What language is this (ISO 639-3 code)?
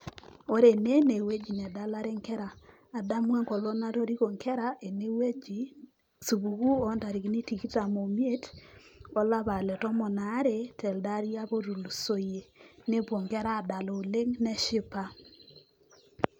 mas